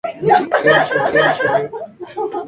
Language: Spanish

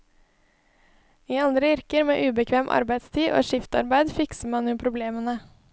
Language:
Norwegian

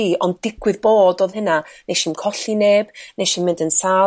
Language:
Welsh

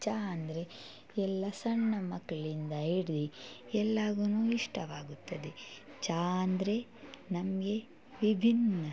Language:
Kannada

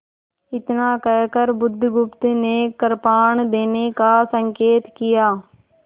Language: Hindi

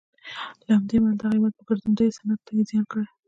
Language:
Pashto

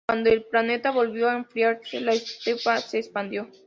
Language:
Spanish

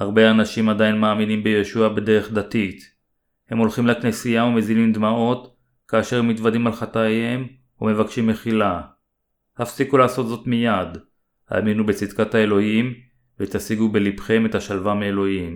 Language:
Hebrew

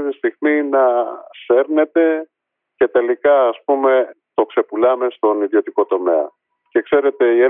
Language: Greek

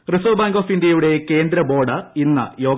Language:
Malayalam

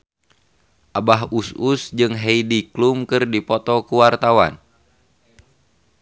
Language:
Sundanese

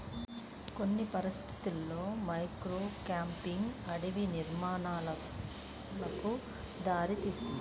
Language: Telugu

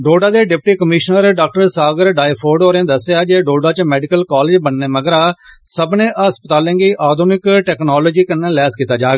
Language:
Dogri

